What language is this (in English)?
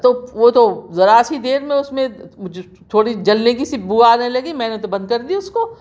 Urdu